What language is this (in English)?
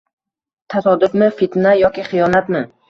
Uzbek